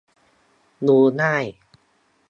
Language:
Thai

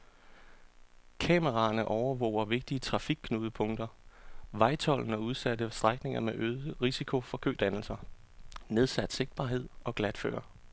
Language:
Danish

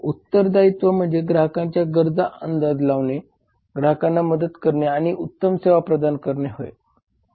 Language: Marathi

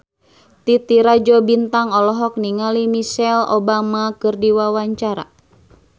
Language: Sundanese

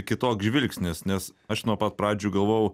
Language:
Lithuanian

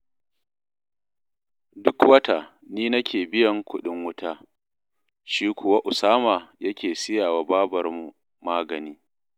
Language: Hausa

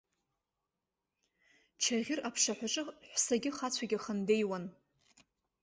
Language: Abkhazian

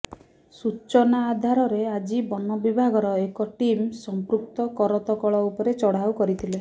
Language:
Odia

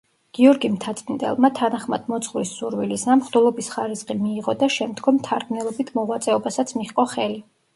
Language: Georgian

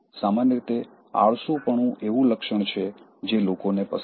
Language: Gujarati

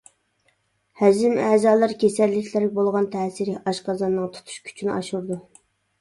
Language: Uyghur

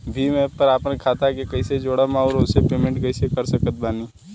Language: Bhojpuri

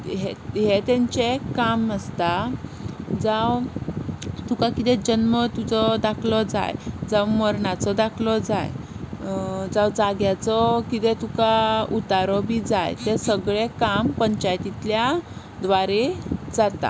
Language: Konkani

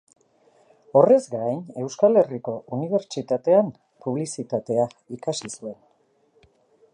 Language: Basque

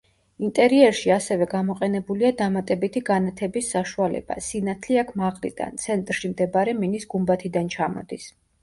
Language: Georgian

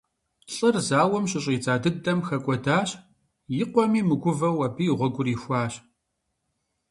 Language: Kabardian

